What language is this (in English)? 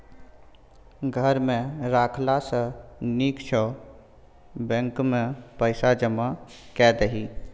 Maithili